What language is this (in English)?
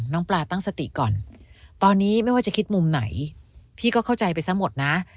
Thai